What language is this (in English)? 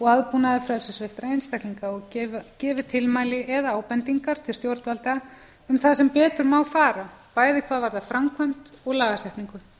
Icelandic